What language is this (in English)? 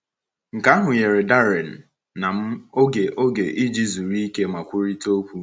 Igbo